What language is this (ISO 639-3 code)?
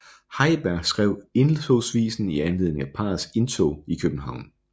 dan